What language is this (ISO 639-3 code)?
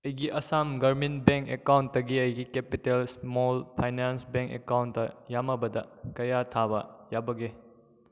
mni